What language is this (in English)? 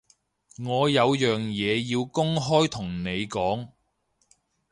Cantonese